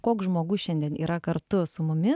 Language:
Lithuanian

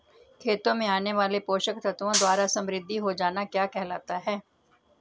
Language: Hindi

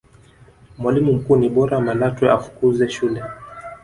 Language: Swahili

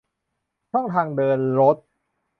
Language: Thai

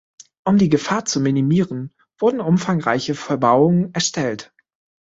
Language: German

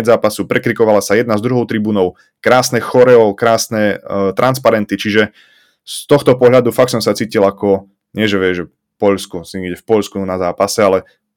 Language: Slovak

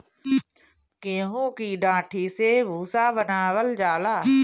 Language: Bhojpuri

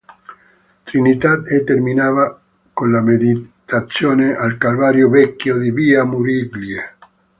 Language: Italian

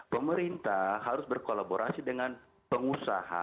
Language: Indonesian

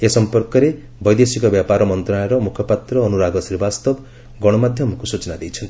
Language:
Odia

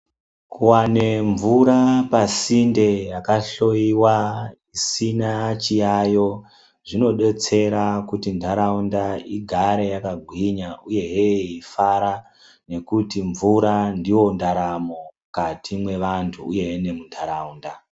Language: Ndau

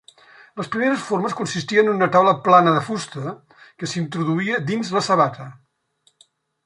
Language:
Catalan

